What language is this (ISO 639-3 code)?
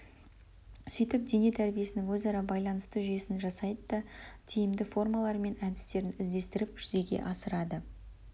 kaz